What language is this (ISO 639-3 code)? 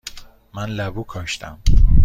fas